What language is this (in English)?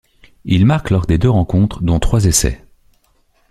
French